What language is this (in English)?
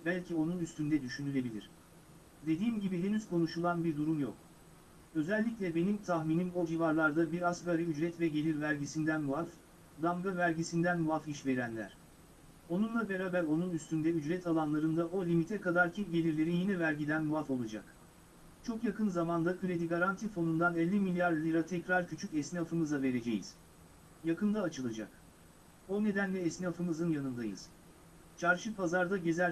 Turkish